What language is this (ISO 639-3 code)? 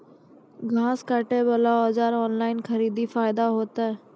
mai